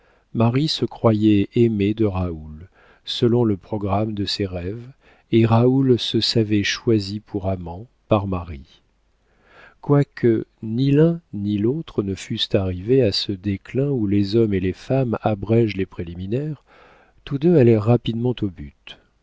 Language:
French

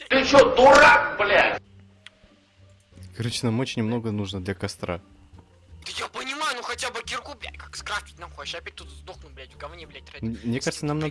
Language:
Russian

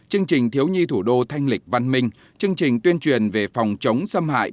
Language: Vietnamese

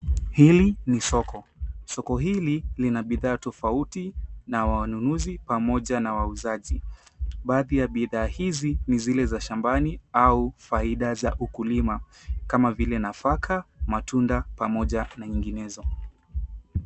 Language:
Swahili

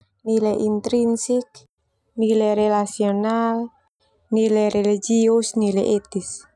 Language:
Termanu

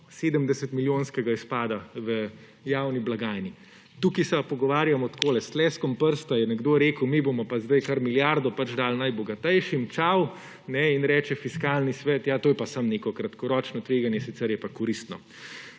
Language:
Slovenian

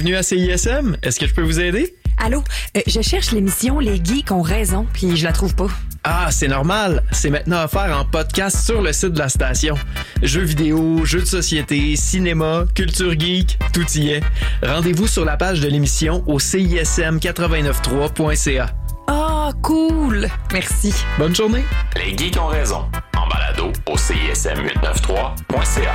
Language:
French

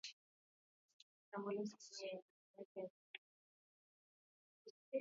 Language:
Swahili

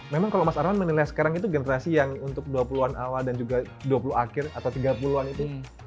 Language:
Indonesian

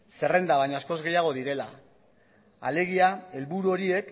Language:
Basque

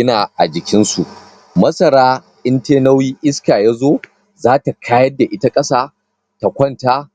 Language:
Hausa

